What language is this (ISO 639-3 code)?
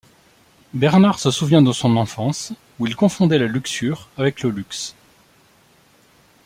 fra